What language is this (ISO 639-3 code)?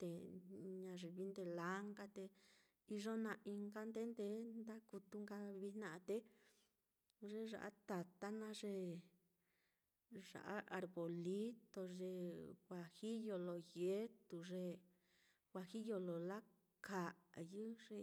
vmm